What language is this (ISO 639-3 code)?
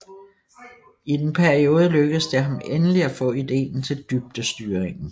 dan